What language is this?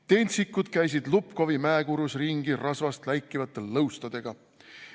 Estonian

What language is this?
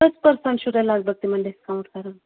Kashmiri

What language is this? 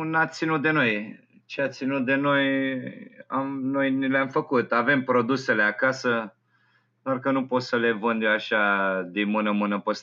Romanian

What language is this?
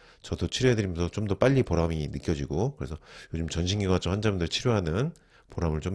Korean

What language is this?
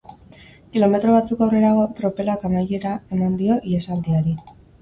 Basque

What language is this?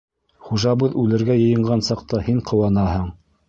Bashkir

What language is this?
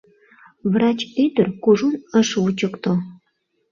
Mari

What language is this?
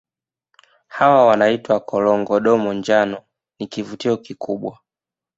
Swahili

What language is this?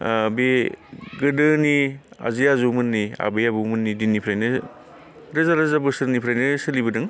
Bodo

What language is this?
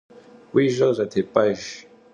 Kabardian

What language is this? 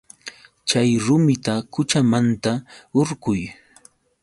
Yauyos Quechua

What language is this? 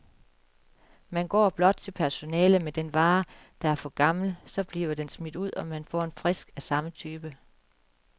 Danish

